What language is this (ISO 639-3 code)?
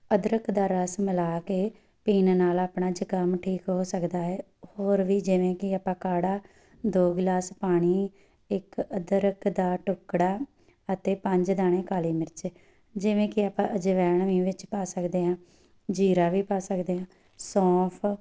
pan